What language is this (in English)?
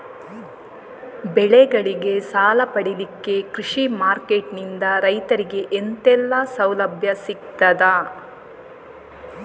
Kannada